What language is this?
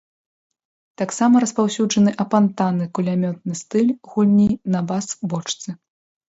Belarusian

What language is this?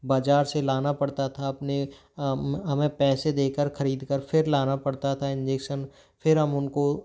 Hindi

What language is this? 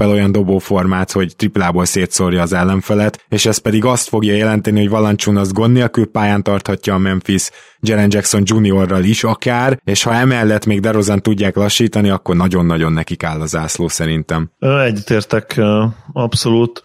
Hungarian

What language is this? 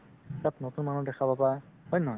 Assamese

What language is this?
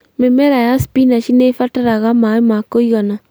Kikuyu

